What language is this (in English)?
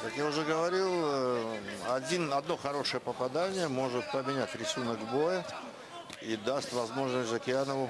Russian